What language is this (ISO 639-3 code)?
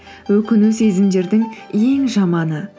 kaz